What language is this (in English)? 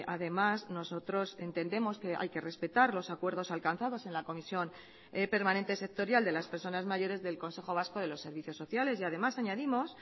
Spanish